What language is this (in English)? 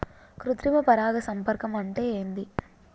Telugu